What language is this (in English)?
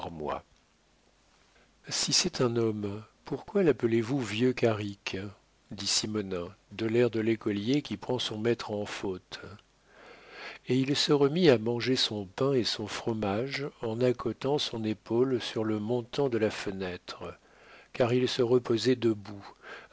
French